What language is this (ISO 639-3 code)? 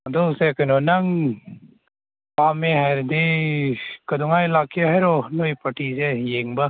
mni